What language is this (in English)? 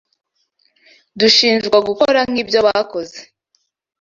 Kinyarwanda